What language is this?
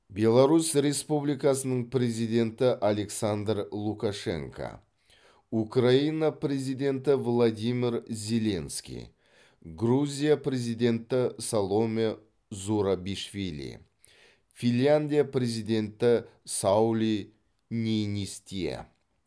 Kazakh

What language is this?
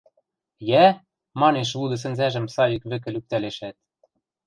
Western Mari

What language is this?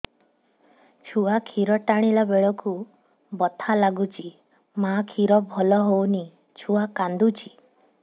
Odia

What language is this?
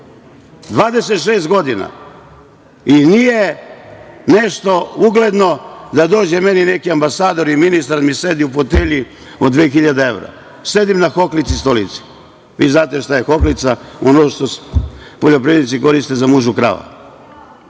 Serbian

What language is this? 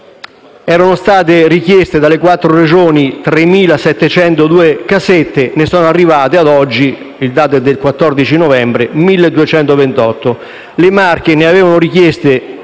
Italian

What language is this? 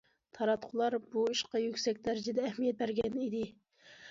Uyghur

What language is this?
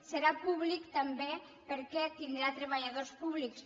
Catalan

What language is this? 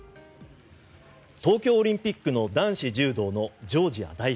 Japanese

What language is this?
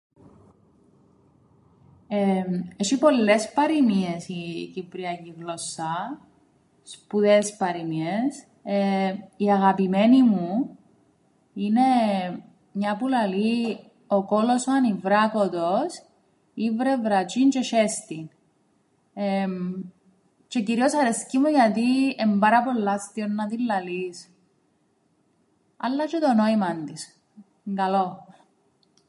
Greek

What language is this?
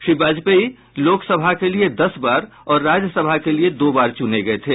Hindi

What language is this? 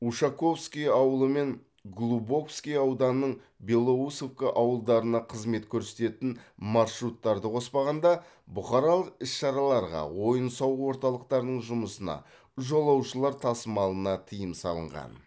Kazakh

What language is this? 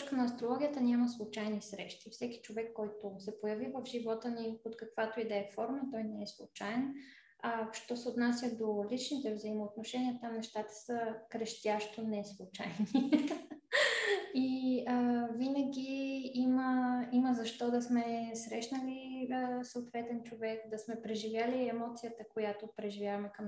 Bulgarian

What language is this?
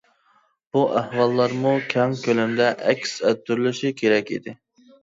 Uyghur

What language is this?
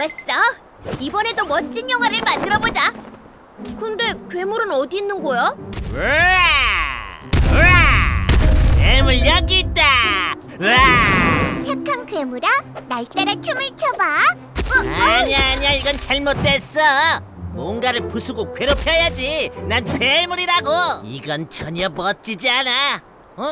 Korean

